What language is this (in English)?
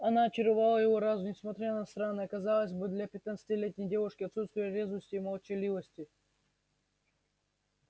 Russian